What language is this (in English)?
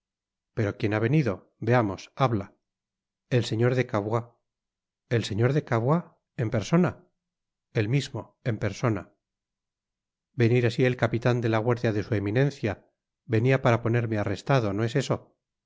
Spanish